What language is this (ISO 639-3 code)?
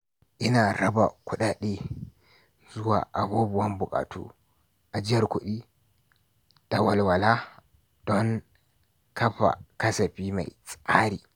hau